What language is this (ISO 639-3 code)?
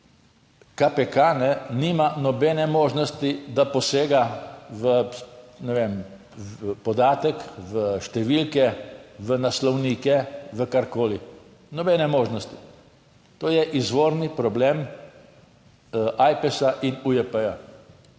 slv